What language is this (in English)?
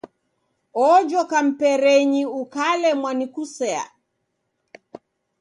Taita